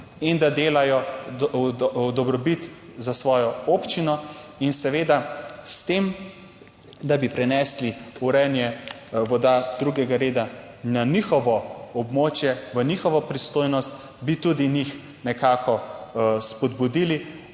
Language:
Slovenian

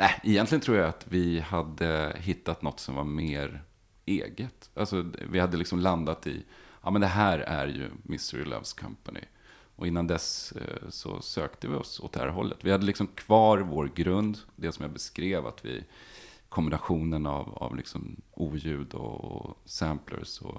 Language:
Swedish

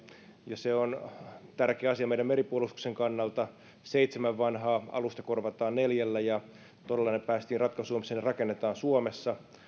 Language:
Finnish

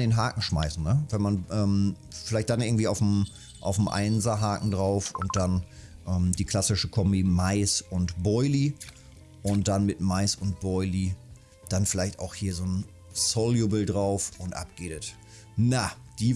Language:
German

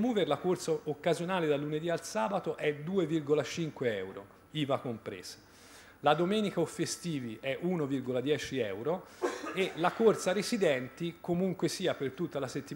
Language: Italian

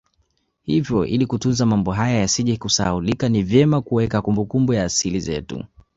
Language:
Swahili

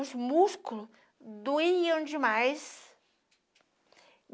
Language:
Portuguese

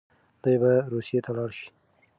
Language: Pashto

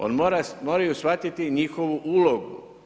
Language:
Croatian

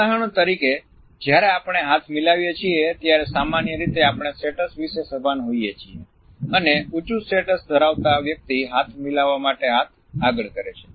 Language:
Gujarati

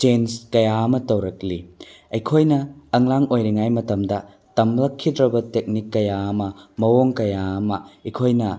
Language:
Manipuri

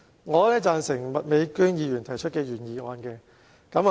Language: Cantonese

